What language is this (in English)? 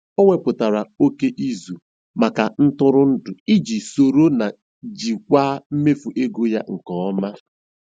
Igbo